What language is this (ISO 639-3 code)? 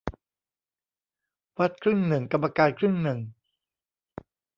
tha